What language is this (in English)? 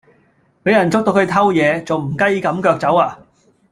Cantonese